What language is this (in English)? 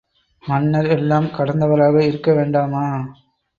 Tamil